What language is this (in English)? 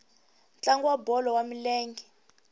Tsonga